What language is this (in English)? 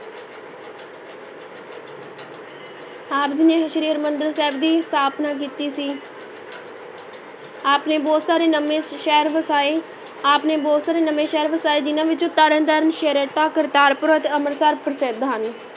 Punjabi